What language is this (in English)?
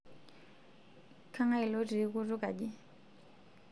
Masai